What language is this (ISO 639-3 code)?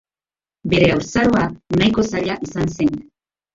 eus